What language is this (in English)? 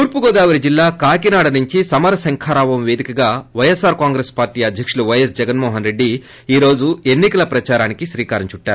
Telugu